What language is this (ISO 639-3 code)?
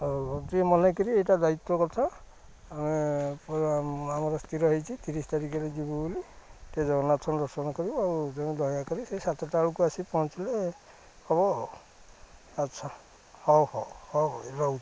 ori